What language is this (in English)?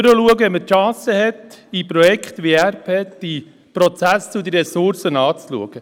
Swiss German